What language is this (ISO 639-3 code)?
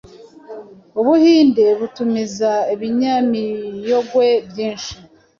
kin